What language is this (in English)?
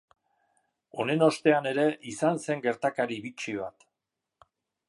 Basque